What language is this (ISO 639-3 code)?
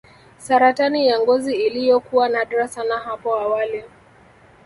swa